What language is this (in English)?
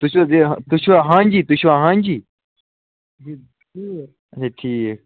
Kashmiri